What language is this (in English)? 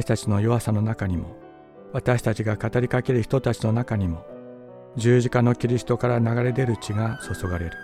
Japanese